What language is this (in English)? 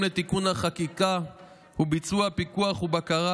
Hebrew